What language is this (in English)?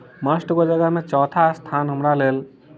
Maithili